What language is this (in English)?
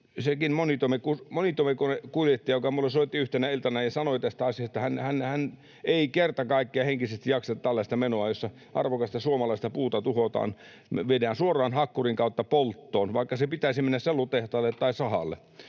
Finnish